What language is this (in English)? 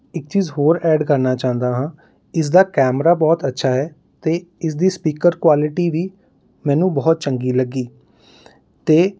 Punjabi